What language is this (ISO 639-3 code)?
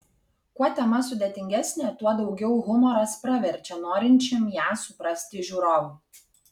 lit